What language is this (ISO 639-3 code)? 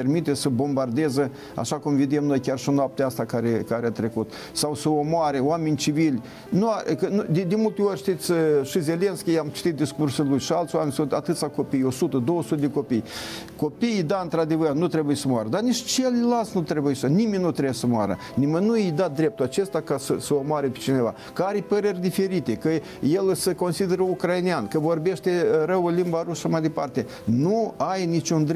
ron